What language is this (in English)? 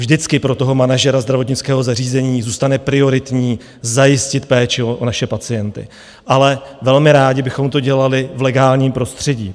Czech